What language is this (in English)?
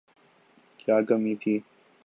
Urdu